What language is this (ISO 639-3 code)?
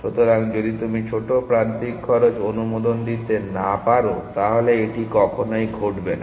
ben